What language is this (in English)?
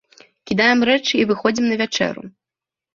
Belarusian